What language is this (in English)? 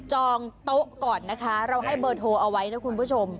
Thai